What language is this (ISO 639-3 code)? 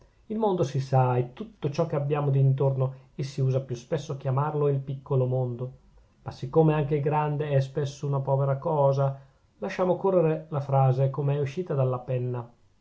ita